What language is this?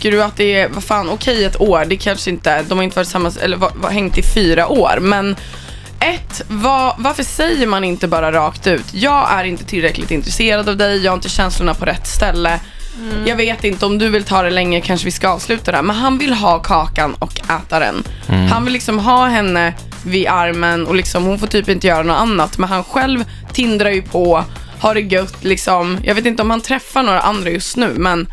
Swedish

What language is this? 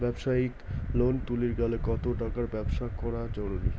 Bangla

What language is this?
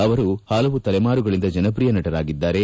Kannada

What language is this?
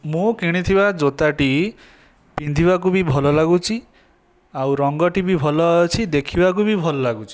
Odia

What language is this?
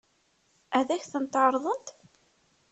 Kabyle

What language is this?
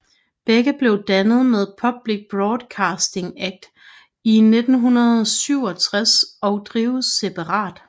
Danish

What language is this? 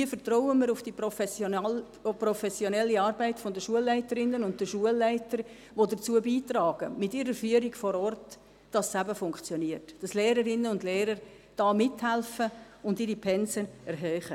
Swiss German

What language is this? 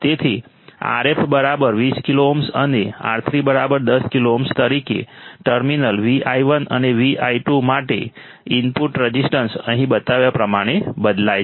Gujarati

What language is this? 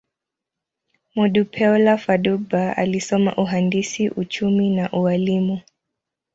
Swahili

